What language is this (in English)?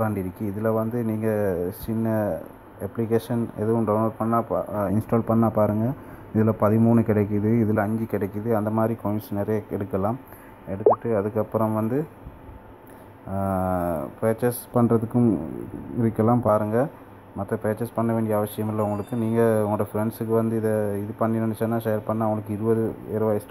Italian